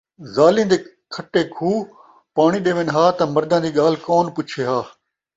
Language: Saraiki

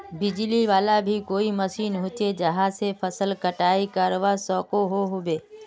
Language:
Magahi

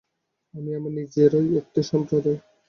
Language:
Bangla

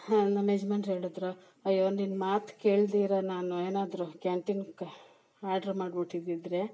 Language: Kannada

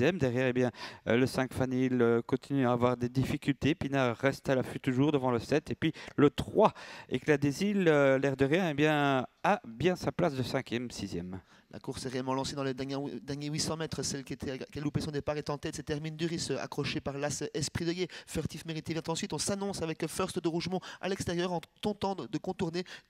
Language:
French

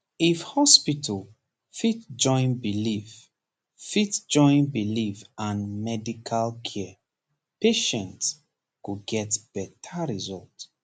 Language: Nigerian Pidgin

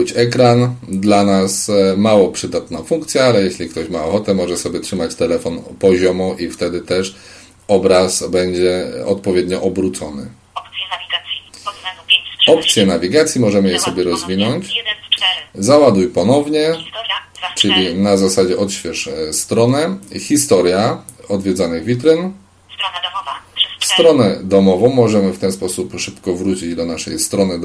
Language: Polish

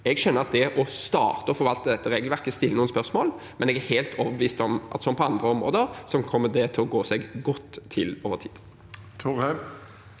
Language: Norwegian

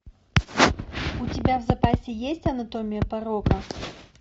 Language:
Russian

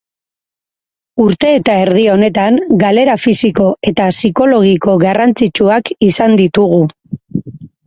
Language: Basque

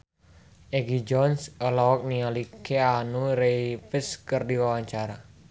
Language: Sundanese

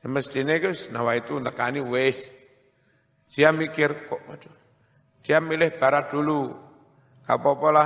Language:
Indonesian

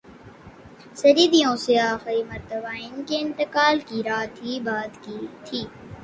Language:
Urdu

